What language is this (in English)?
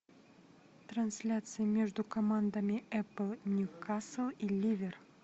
Russian